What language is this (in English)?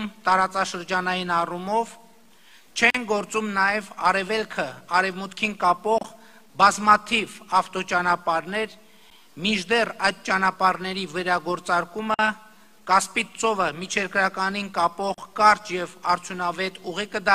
Romanian